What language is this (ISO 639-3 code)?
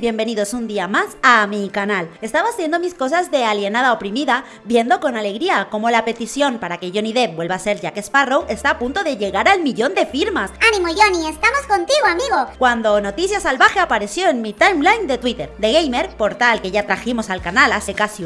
spa